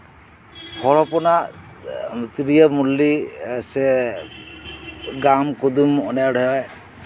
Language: Santali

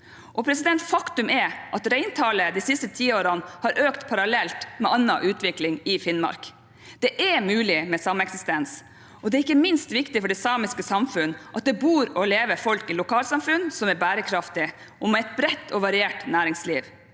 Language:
Norwegian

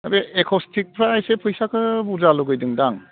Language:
Bodo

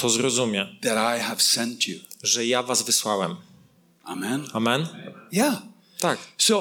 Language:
Polish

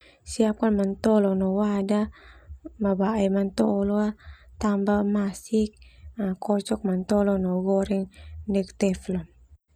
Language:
Termanu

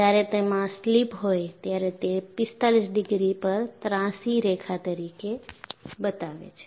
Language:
Gujarati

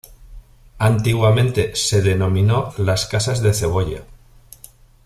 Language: Spanish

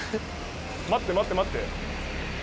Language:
Japanese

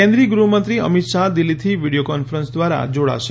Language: Gujarati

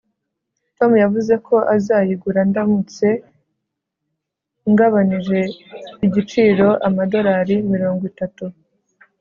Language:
Kinyarwanda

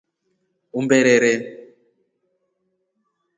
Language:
Rombo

